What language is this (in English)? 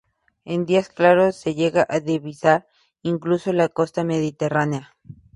Spanish